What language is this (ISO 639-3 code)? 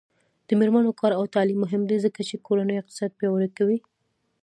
pus